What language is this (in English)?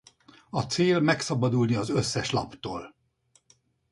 Hungarian